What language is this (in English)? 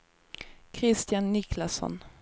Swedish